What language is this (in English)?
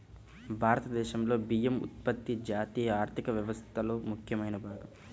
Telugu